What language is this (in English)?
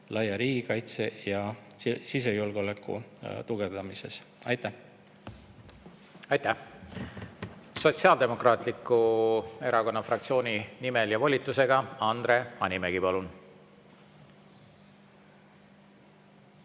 Estonian